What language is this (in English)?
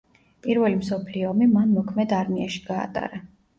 Georgian